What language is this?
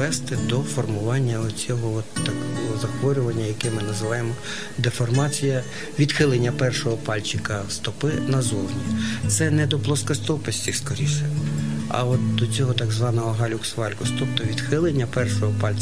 Ukrainian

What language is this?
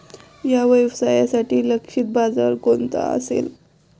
Marathi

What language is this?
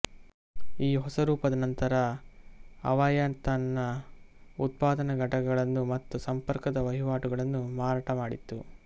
Kannada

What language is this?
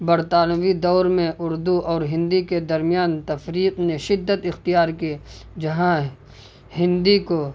Urdu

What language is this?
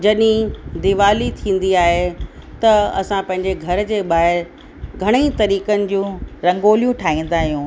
Sindhi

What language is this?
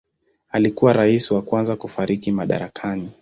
Swahili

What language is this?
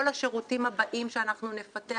Hebrew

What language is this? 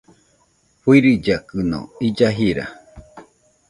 Nüpode Huitoto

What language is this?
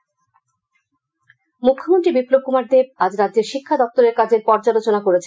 Bangla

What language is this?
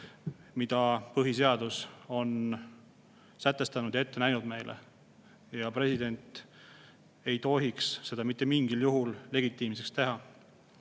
Estonian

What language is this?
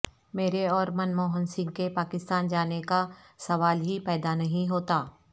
Urdu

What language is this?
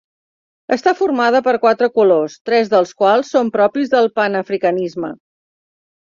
Catalan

